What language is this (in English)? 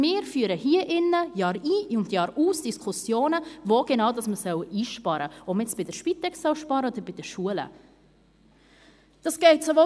Swiss German